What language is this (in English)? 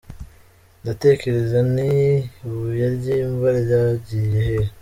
Kinyarwanda